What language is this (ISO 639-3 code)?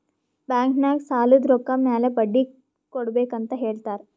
kan